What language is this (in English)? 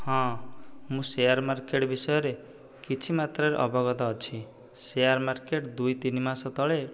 Odia